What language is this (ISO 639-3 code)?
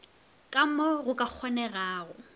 nso